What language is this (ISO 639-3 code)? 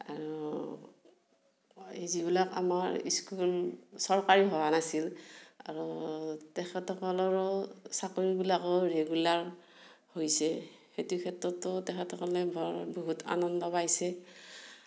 asm